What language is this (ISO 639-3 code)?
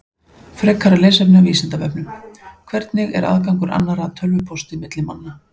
isl